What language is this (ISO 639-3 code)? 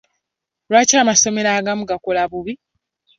lug